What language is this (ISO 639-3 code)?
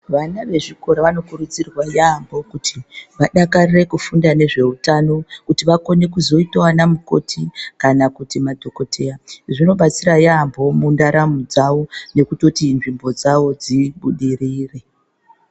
ndc